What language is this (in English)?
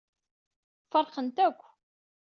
Kabyle